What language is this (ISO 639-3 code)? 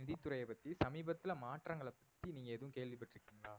tam